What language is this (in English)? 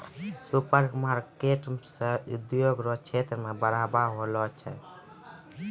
Maithili